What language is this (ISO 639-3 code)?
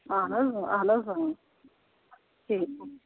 kas